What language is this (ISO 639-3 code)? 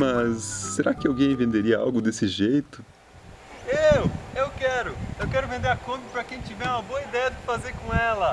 por